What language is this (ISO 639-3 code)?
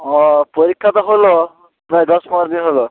ben